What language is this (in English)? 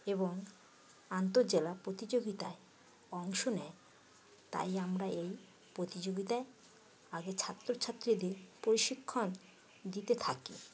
Bangla